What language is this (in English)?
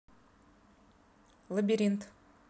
Russian